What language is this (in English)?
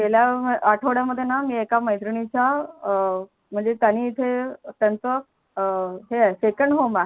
Marathi